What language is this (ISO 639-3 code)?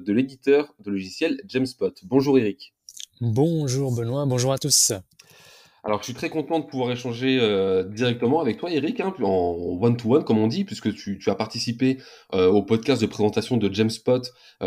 fra